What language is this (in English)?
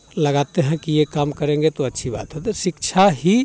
Hindi